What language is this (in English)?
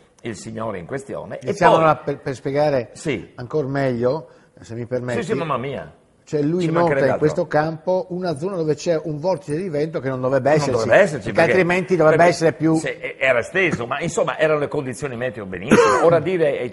Italian